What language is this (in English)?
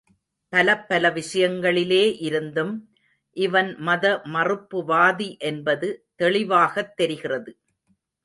Tamil